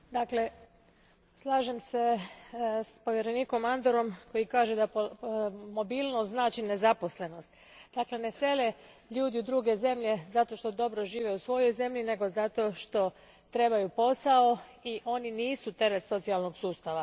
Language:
Croatian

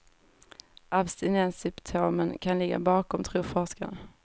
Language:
Swedish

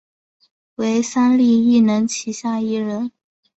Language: Chinese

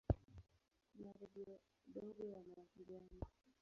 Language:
Swahili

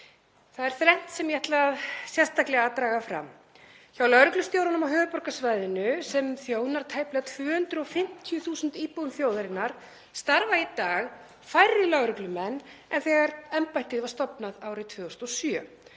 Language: Icelandic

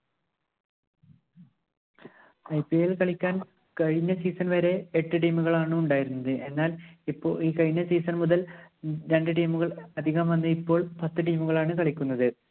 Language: Malayalam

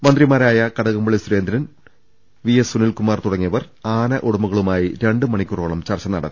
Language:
Malayalam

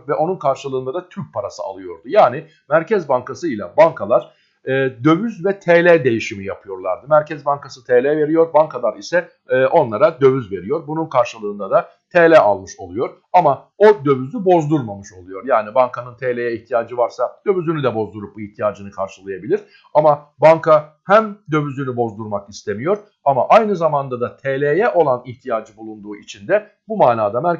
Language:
Turkish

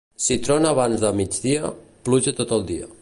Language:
Catalan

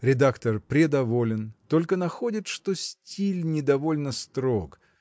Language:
Russian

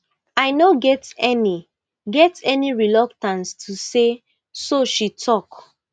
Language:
Nigerian Pidgin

